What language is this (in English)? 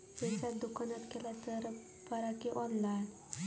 Marathi